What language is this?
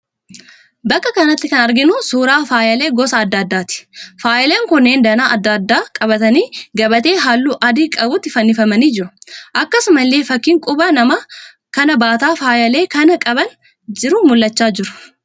Oromo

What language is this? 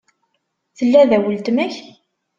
Kabyle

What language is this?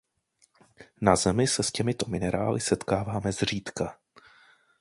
Czech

